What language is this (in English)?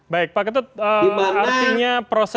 Indonesian